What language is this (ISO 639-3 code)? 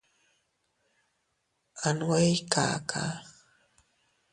cut